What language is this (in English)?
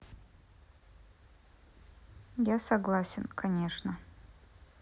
Russian